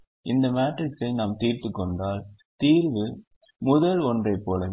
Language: Tamil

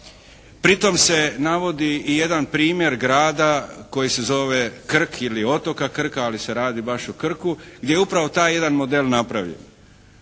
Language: Croatian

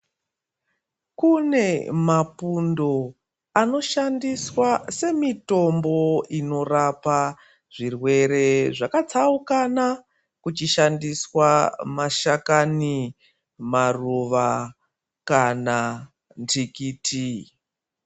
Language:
Ndau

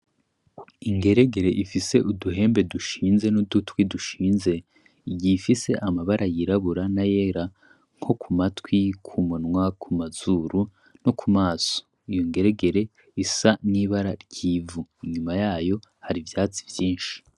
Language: Rundi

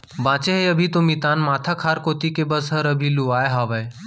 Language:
Chhattisgarhi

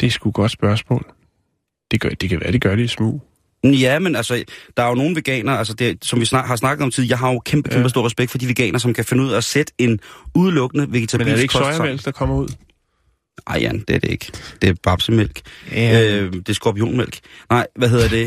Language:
Danish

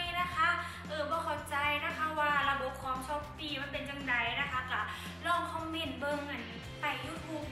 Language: Thai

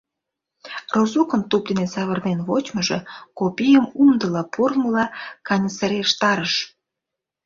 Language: Mari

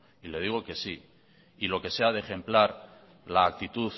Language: Spanish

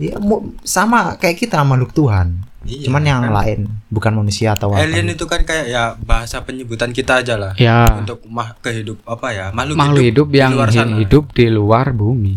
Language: Indonesian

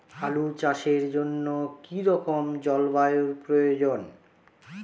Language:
Bangla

